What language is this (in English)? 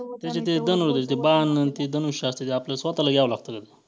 Marathi